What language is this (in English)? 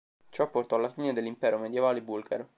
Italian